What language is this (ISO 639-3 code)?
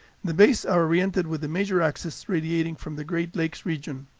eng